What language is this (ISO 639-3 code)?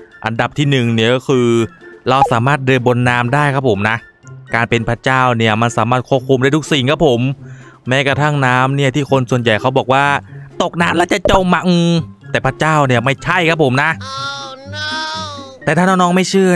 tha